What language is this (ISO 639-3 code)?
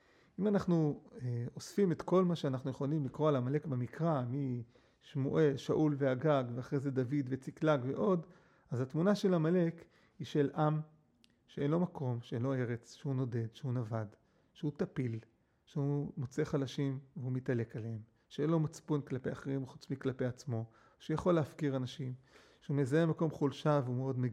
heb